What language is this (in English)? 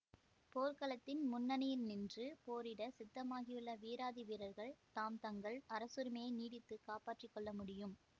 Tamil